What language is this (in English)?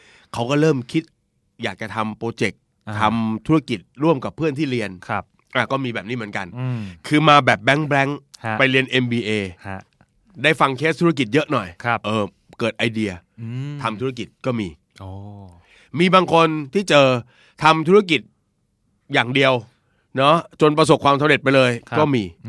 Thai